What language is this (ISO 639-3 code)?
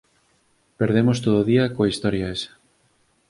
glg